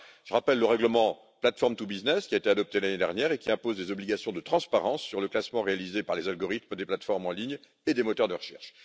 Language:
French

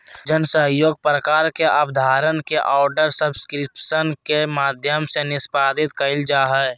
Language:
Magahi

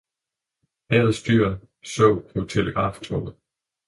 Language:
Danish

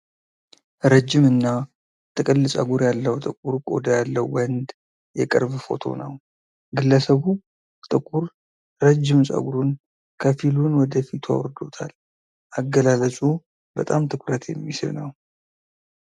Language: Amharic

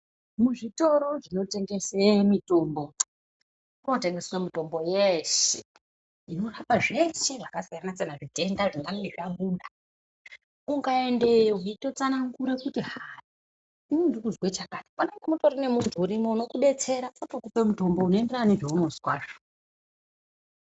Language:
Ndau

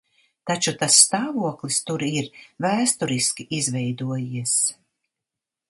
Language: Latvian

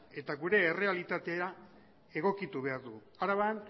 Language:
Basque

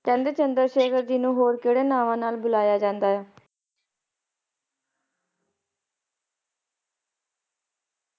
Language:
Punjabi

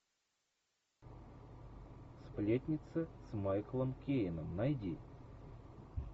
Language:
Russian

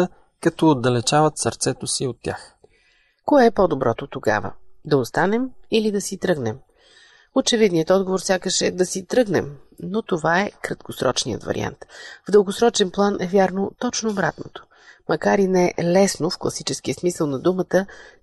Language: Bulgarian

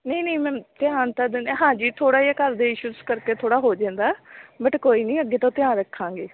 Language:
Punjabi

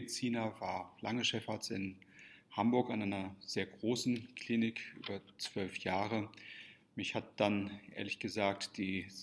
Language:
German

